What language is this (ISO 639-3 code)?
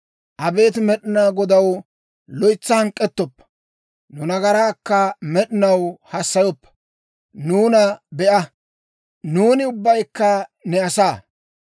dwr